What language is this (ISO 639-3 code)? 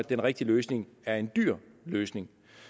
dan